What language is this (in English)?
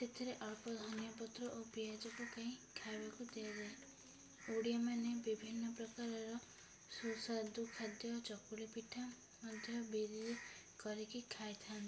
Odia